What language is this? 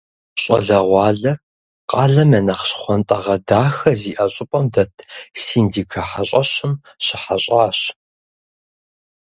Kabardian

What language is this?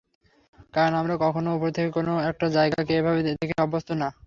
Bangla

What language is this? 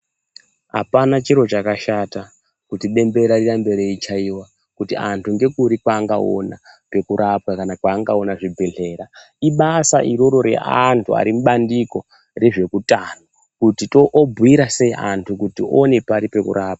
Ndau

